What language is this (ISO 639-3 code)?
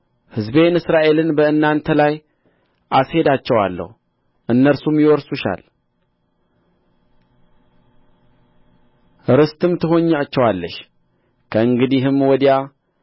amh